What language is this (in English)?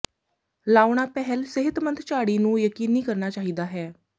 Punjabi